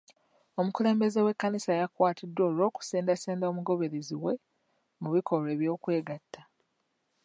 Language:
Ganda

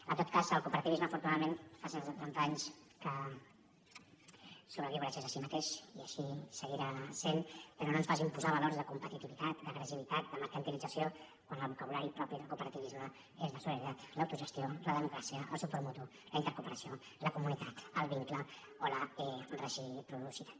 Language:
Catalan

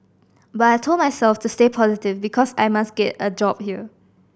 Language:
English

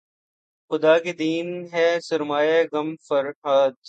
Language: Urdu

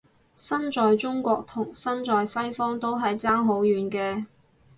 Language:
Cantonese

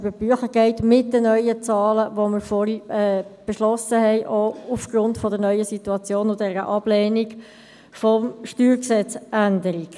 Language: Swiss German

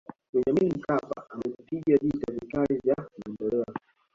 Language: Swahili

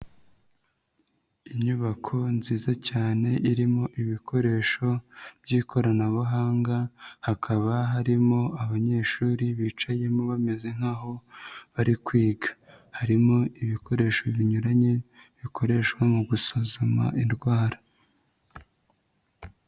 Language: Kinyarwanda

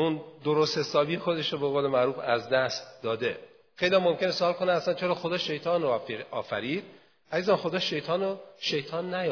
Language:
Persian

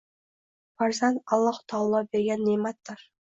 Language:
Uzbek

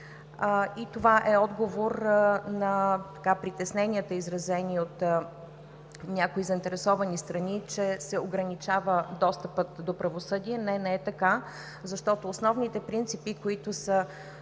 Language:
Bulgarian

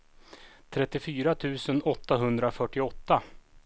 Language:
Swedish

